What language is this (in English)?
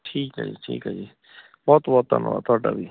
Punjabi